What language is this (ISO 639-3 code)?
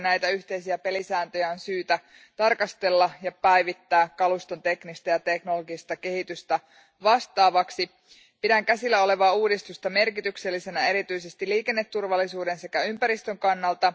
fin